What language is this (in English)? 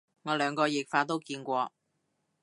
Cantonese